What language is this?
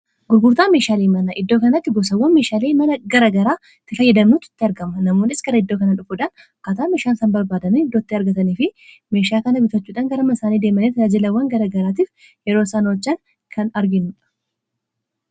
Oromo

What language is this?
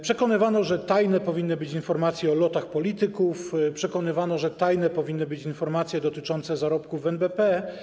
Polish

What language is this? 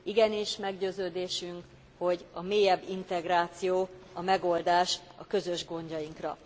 Hungarian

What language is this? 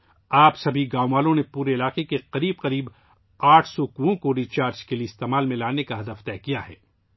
Urdu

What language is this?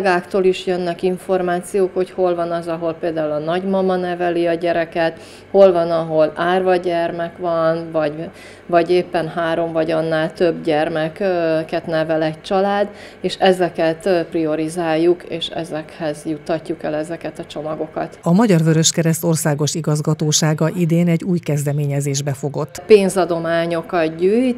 Hungarian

